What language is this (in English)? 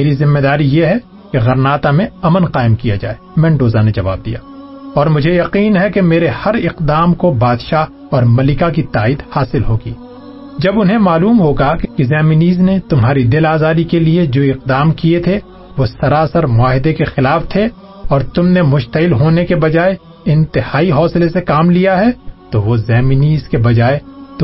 Urdu